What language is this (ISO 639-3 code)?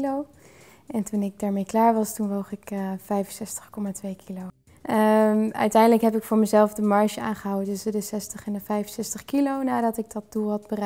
nld